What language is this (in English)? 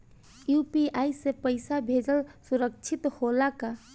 Bhojpuri